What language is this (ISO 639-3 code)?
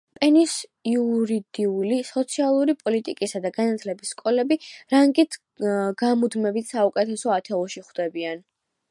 kat